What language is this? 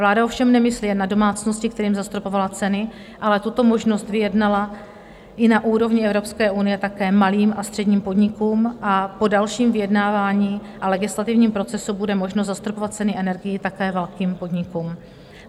Czech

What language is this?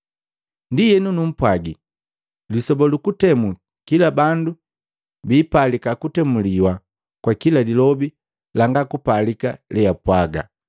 Matengo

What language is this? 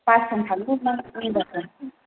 Bodo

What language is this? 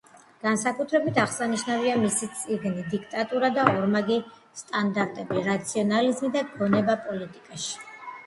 Georgian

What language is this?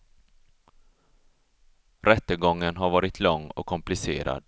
Swedish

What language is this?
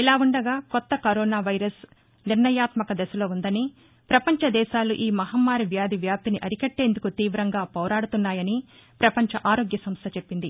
Telugu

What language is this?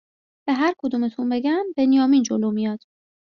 Persian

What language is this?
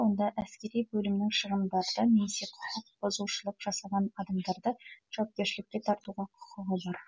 Kazakh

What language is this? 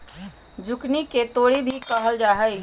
Magahi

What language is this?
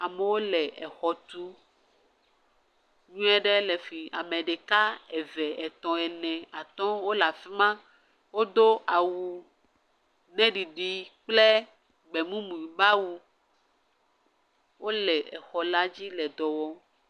Ewe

